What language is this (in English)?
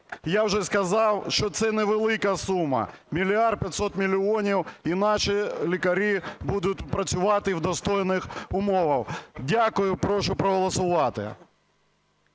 Ukrainian